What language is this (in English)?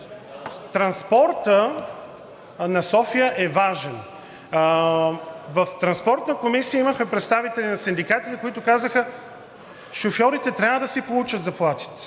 Bulgarian